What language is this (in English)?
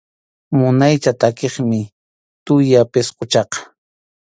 Arequipa-La Unión Quechua